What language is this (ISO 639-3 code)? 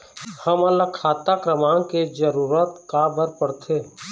hne